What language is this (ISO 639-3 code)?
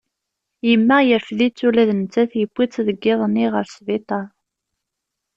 kab